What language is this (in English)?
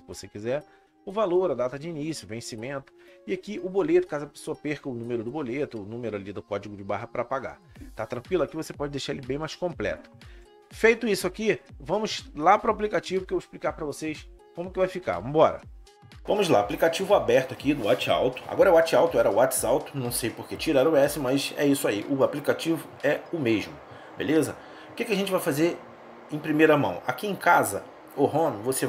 Portuguese